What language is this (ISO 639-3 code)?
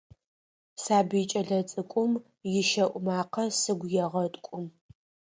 ady